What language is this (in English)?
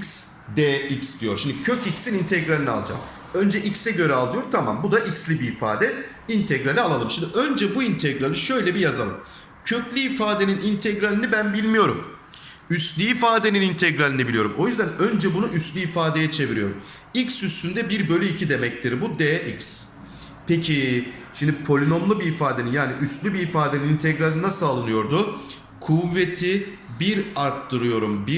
Turkish